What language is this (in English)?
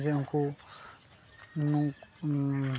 Santali